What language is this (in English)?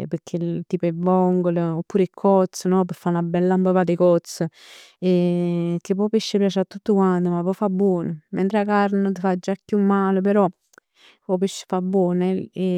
Neapolitan